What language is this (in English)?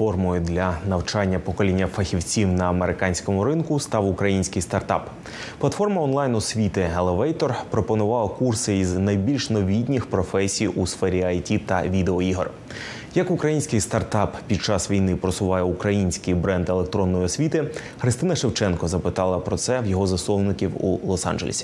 Ukrainian